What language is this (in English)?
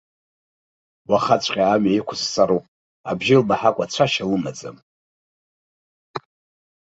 Abkhazian